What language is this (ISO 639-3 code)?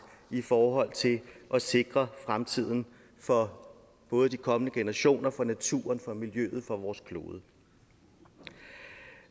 dan